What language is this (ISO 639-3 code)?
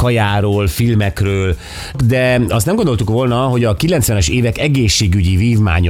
hun